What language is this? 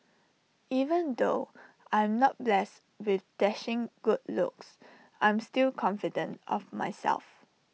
English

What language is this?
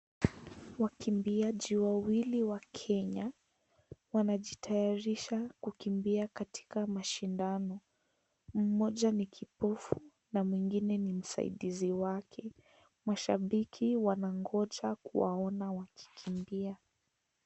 Swahili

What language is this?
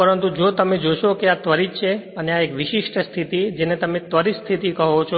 Gujarati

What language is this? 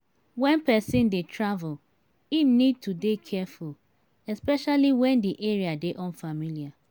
Nigerian Pidgin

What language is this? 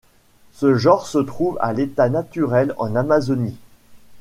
French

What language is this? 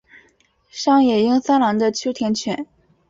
Chinese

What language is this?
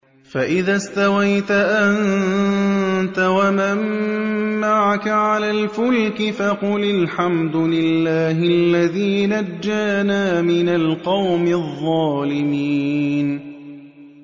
Arabic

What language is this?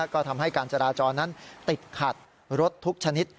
Thai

